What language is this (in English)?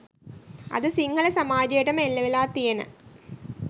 Sinhala